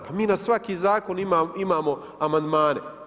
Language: Croatian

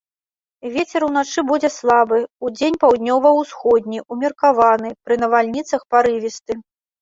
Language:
Belarusian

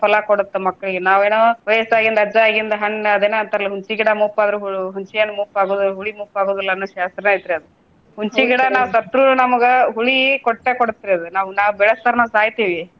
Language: Kannada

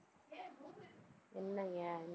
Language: Tamil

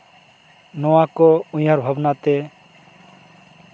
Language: Santali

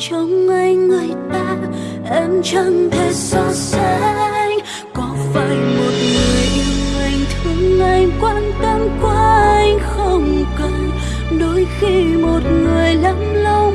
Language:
Vietnamese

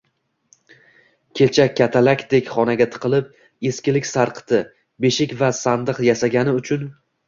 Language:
Uzbek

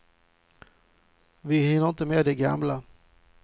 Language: Swedish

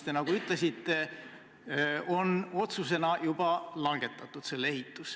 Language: Estonian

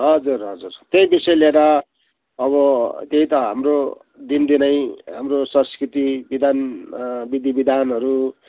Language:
Nepali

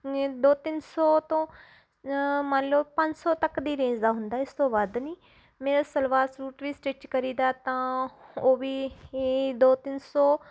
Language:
Punjabi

